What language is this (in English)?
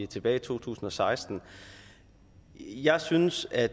Danish